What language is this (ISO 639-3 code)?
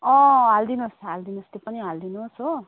nep